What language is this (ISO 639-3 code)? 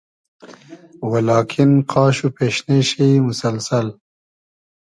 haz